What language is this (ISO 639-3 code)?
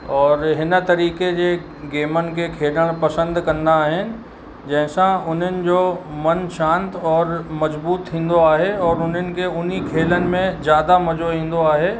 snd